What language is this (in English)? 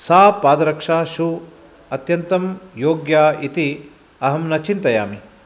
Sanskrit